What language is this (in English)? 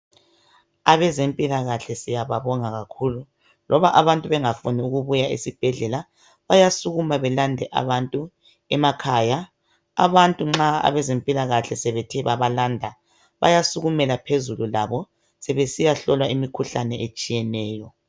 North Ndebele